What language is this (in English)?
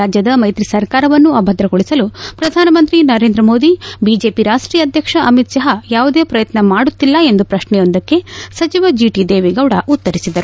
Kannada